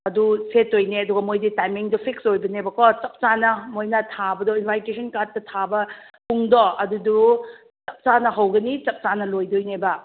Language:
Manipuri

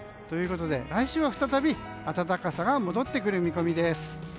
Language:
Japanese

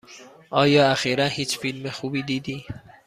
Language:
Persian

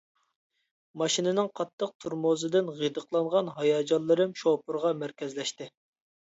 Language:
Uyghur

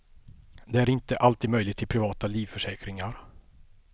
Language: Swedish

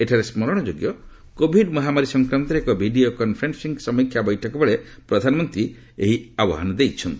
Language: Odia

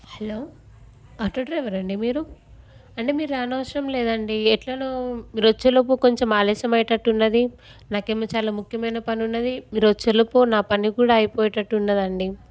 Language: Telugu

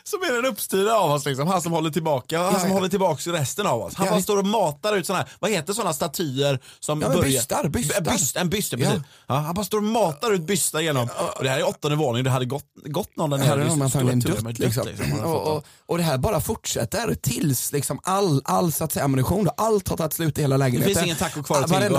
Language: Swedish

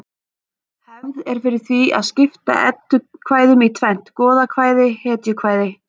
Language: Icelandic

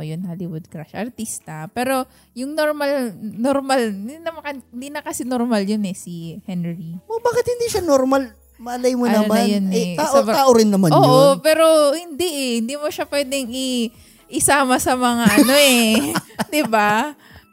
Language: Filipino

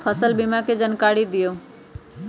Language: Magahi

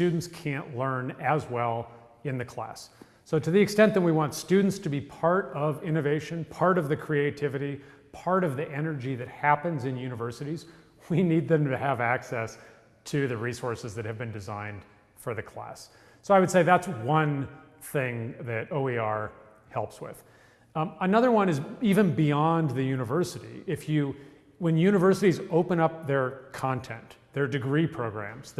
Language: English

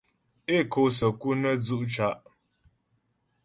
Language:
Ghomala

